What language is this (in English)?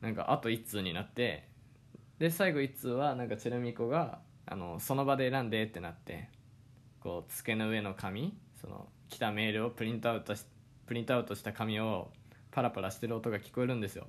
Japanese